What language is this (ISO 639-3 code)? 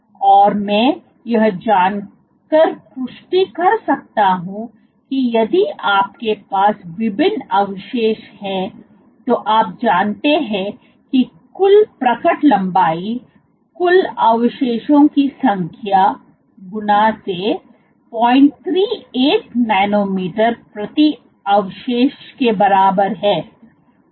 hin